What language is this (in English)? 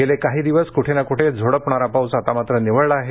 Marathi